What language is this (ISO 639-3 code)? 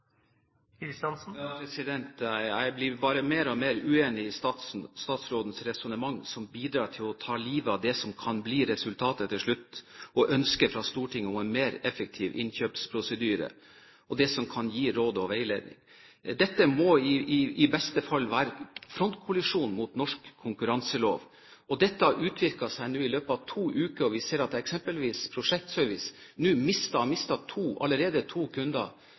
nob